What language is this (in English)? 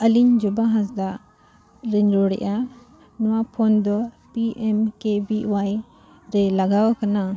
Santali